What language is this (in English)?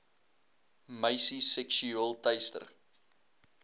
Afrikaans